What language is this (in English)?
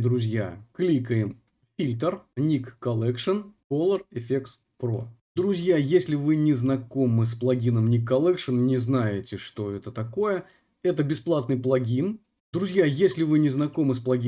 Russian